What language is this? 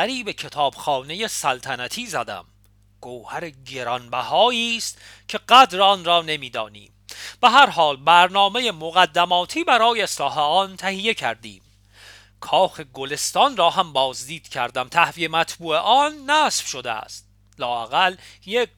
Persian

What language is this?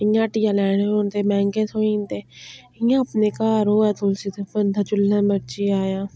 Dogri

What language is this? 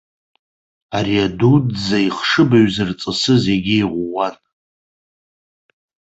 Abkhazian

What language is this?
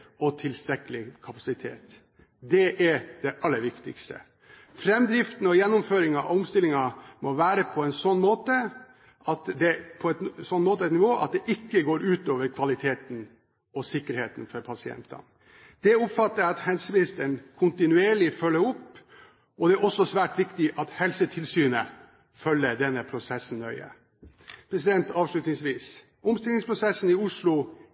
Norwegian Bokmål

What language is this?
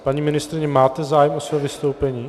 Czech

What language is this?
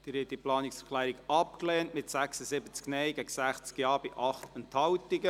Swiss German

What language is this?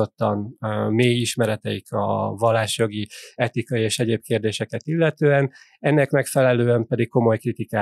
Hungarian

